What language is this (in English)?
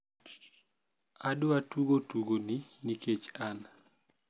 Luo (Kenya and Tanzania)